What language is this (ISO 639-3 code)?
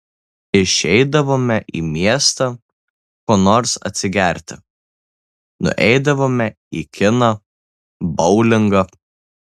lit